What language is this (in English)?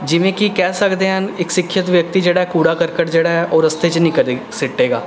Punjabi